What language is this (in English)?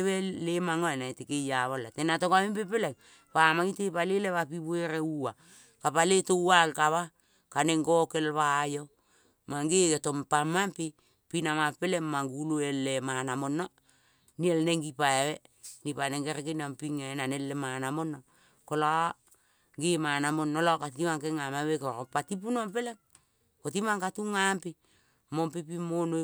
Kol (Papua New Guinea)